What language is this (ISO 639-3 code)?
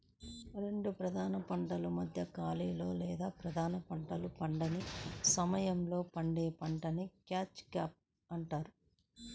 tel